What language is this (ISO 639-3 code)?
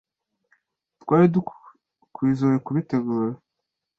kin